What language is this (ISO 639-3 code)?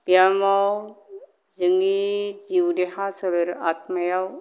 brx